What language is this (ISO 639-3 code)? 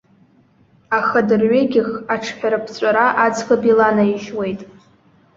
abk